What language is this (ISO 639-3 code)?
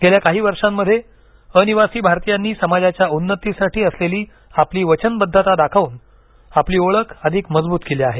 mar